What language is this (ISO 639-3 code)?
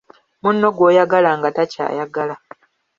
lug